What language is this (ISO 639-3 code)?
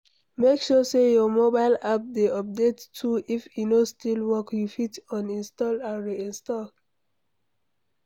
pcm